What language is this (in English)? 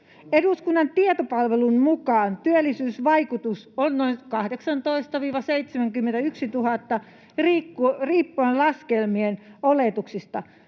Finnish